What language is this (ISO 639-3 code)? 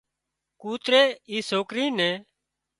kxp